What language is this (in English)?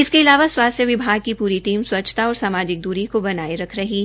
Hindi